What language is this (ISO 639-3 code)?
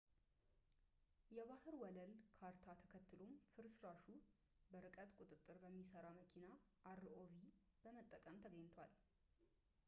amh